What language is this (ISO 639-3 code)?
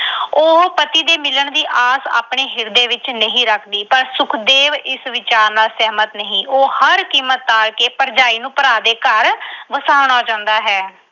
pan